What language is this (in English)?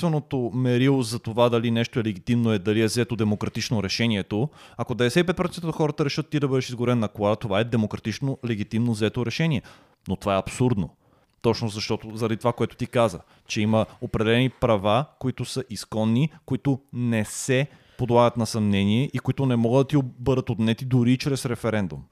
Bulgarian